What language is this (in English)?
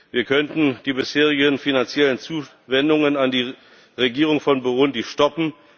German